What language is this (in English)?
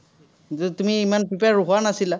Assamese